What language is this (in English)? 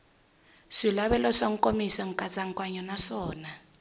Tsonga